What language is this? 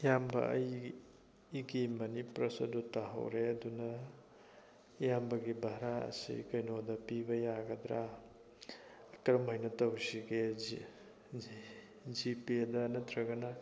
Manipuri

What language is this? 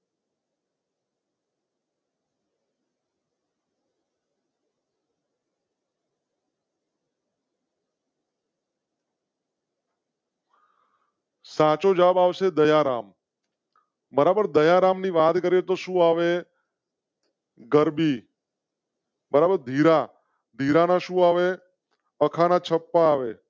Gujarati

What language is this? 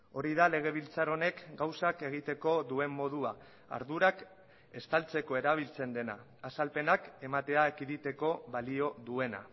Basque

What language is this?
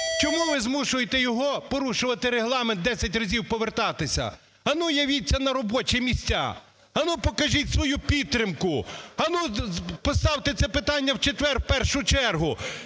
Ukrainian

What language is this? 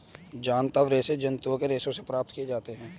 Hindi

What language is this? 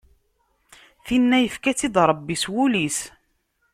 Kabyle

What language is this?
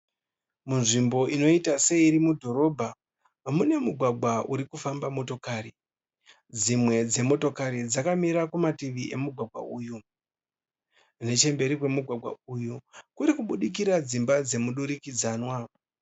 Shona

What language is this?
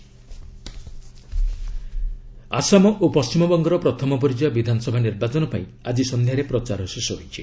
Odia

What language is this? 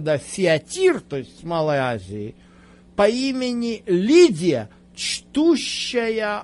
Russian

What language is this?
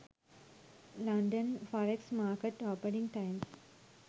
Sinhala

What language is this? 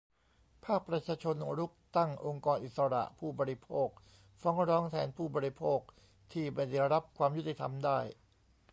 Thai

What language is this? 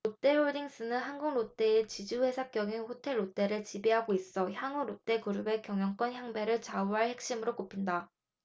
Korean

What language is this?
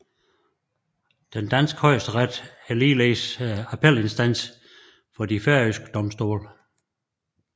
Danish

